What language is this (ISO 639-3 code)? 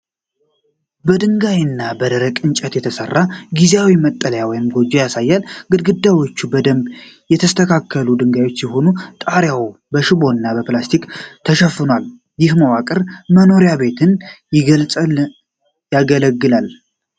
amh